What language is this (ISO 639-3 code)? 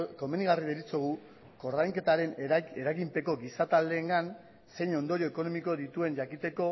eus